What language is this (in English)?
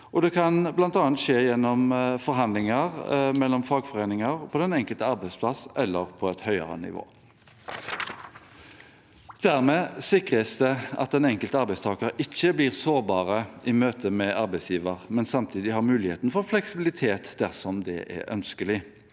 Norwegian